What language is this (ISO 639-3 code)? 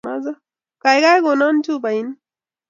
kln